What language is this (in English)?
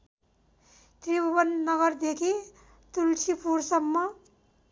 Nepali